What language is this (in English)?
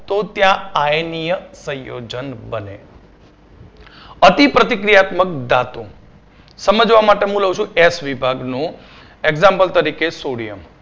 Gujarati